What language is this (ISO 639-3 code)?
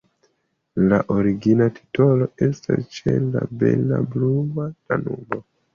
epo